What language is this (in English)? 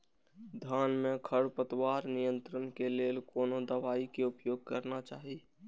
Maithili